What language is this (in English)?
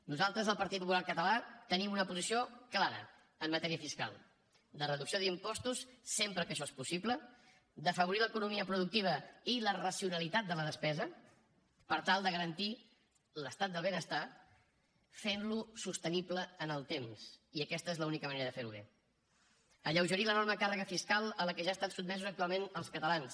Catalan